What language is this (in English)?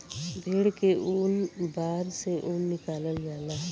Bhojpuri